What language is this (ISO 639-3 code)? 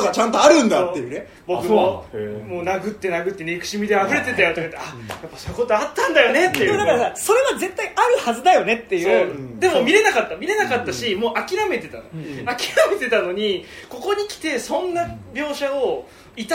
jpn